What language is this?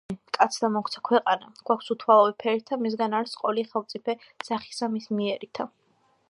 Georgian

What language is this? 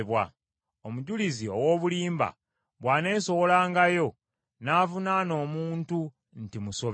Ganda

